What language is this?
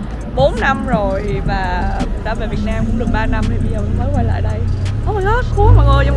Vietnamese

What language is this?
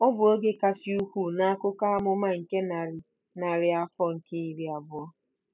Igbo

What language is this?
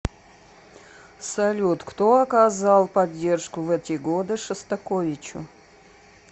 Russian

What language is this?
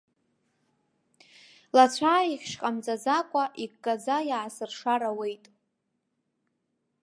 Abkhazian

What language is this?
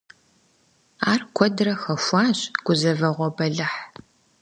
Kabardian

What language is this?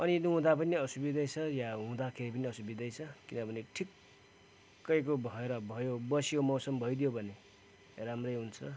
Nepali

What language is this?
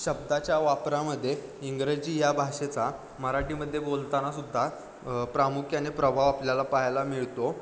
Marathi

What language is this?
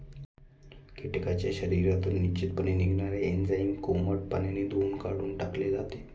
Marathi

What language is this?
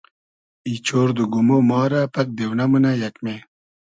Hazaragi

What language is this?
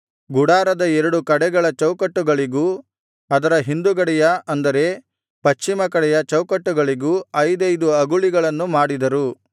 Kannada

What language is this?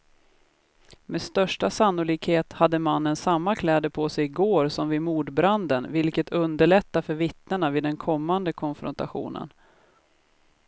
Swedish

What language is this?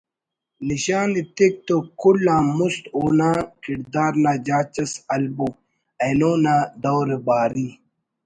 Brahui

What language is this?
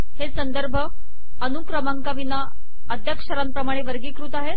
Marathi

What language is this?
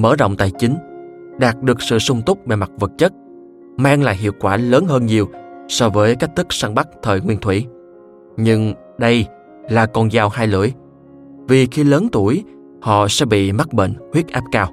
Vietnamese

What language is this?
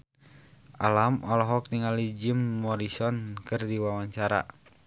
Sundanese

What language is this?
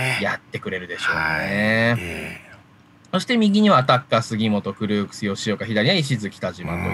Japanese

